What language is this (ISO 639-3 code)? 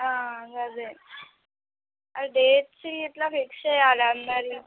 tel